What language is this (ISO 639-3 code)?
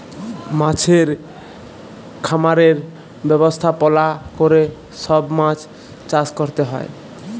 ben